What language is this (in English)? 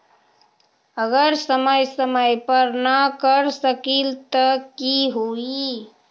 Magahi